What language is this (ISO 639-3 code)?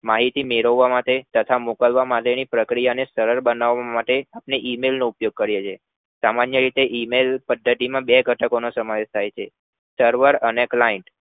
guj